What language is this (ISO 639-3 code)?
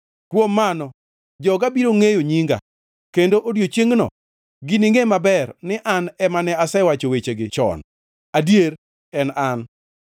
luo